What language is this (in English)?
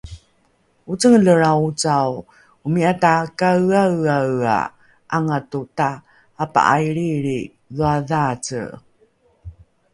Rukai